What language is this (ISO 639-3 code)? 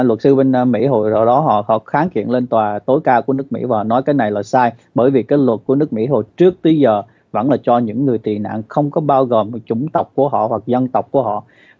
vie